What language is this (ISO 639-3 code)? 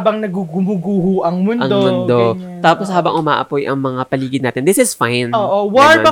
fil